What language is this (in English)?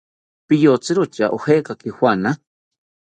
South Ucayali Ashéninka